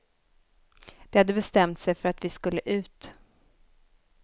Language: Swedish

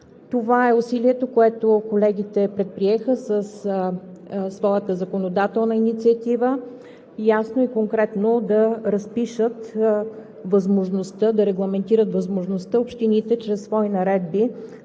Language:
Bulgarian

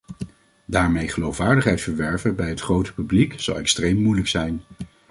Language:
Dutch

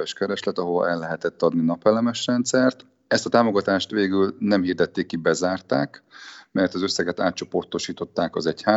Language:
Hungarian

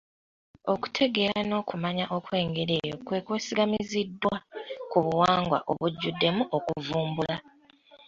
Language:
Ganda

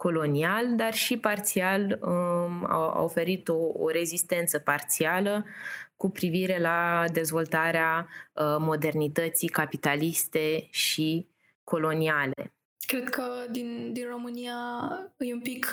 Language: Romanian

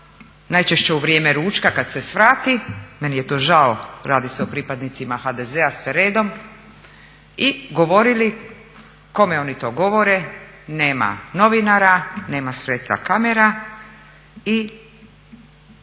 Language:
Croatian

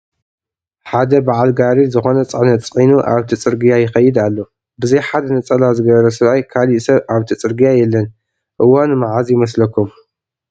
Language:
Tigrinya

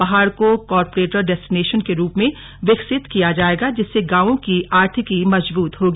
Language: Hindi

